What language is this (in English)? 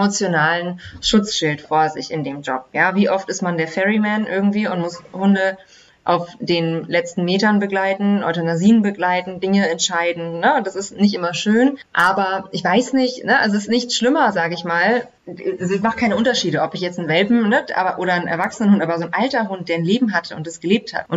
German